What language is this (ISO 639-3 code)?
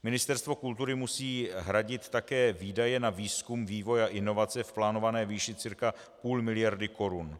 ces